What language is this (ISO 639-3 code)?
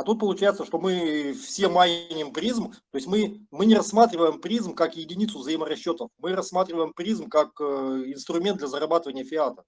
rus